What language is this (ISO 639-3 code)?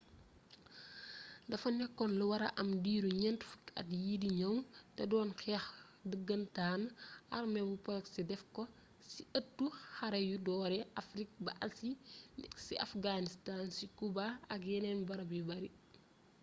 wol